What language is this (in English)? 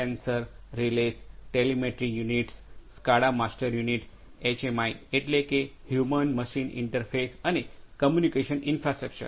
Gujarati